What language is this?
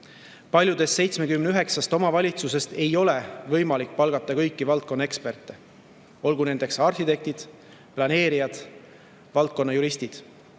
Estonian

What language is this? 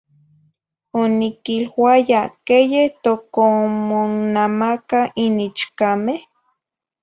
Zacatlán-Ahuacatlán-Tepetzintla Nahuatl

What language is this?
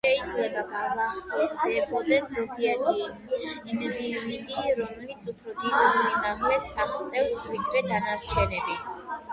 Georgian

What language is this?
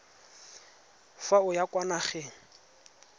Tswana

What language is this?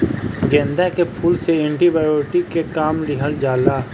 Bhojpuri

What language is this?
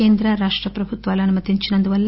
Telugu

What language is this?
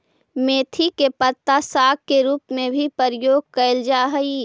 Magahi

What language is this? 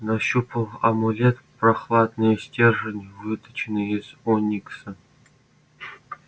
Russian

